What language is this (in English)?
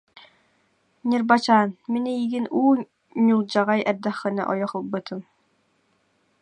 Yakut